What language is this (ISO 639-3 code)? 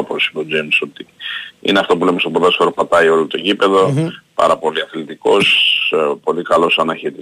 ell